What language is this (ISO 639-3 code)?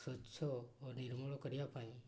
ori